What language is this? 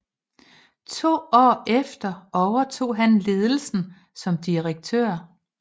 Danish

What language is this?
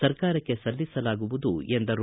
Kannada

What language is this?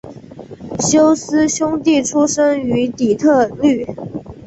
Chinese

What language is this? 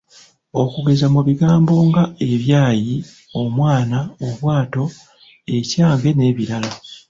Ganda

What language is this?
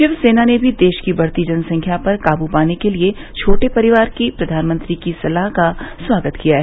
Hindi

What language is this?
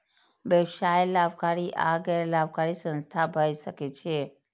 Maithili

